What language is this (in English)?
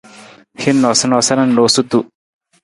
Nawdm